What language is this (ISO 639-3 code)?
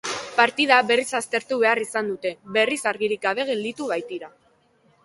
eus